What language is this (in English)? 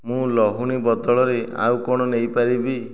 Odia